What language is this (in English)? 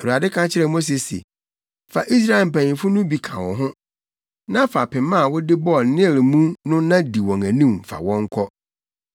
Akan